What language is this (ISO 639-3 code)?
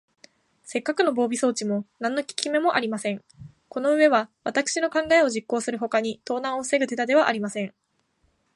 jpn